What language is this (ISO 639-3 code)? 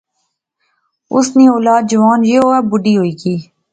phr